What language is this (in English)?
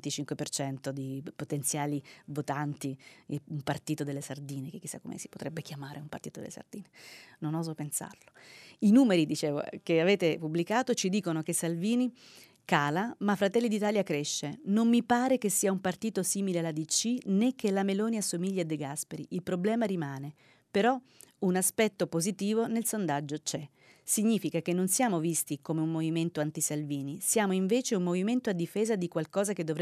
Italian